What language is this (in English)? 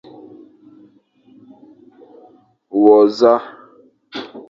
Fang